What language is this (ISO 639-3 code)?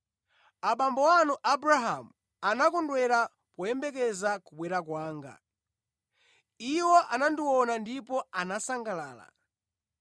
nya